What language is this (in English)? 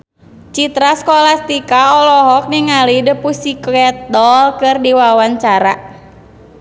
Sundanese